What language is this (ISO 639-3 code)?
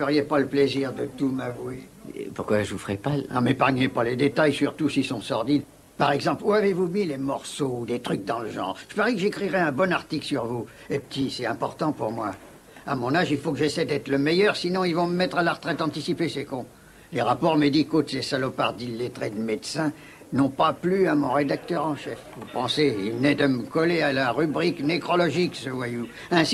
fra